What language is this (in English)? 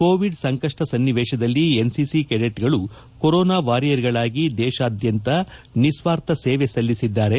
Kannada